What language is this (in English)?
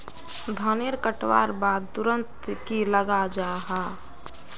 Magahi